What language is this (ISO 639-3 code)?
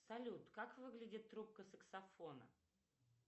rus